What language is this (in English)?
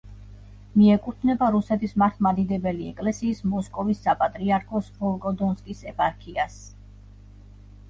Georgian